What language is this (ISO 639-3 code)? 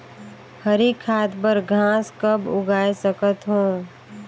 hne